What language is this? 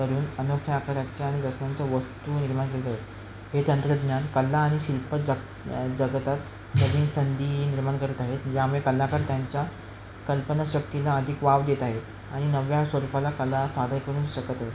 Marathi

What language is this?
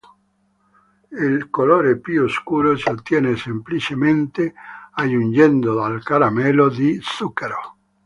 Italian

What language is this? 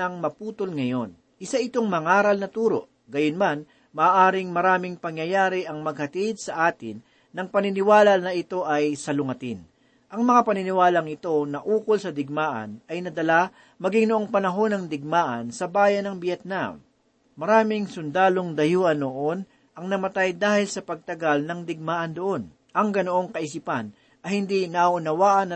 Filipino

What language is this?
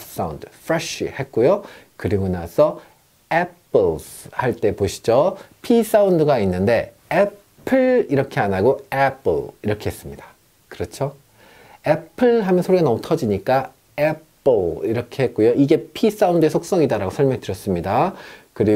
Korean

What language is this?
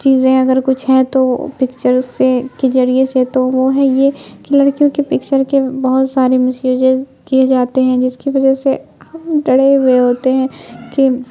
Urdu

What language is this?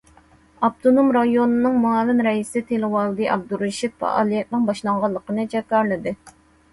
Uyghur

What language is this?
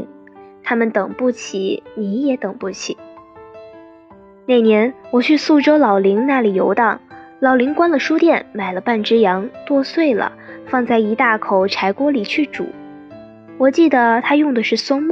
Chinese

